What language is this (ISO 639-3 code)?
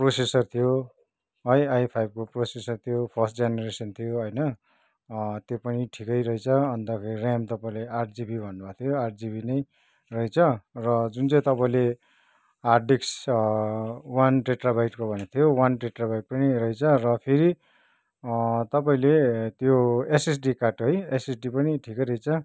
nep